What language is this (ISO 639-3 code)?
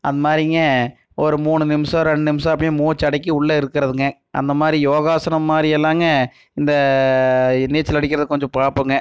tam